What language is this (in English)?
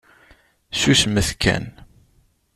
Kabyle